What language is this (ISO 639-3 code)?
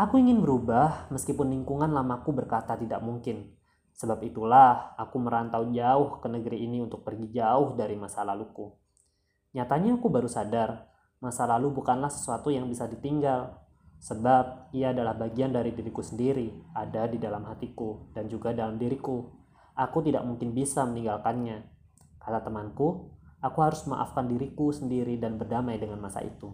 ind